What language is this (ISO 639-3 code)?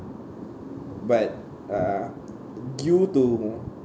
eng